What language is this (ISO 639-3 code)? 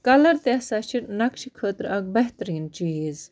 kas